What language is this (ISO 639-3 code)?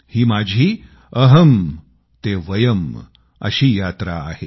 mar